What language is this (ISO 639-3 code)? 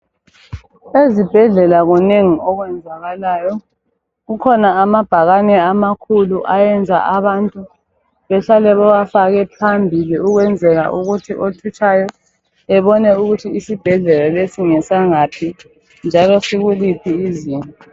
nde